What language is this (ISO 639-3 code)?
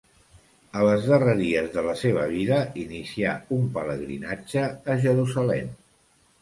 cat